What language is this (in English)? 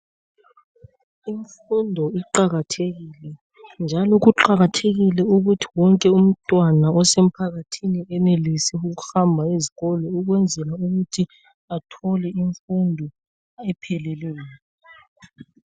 North Ndebele